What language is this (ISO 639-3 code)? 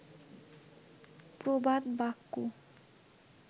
ben